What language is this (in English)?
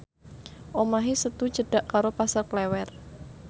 Javanese